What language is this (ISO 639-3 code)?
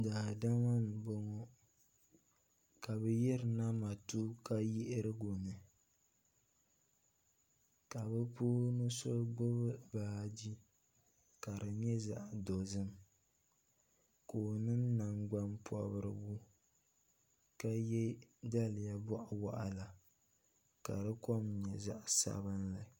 dag